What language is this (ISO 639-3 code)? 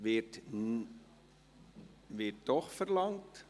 gsw